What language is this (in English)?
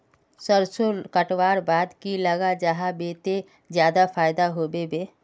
Magahi